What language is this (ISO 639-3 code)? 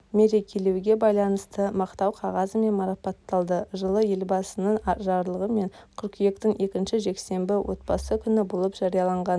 kaz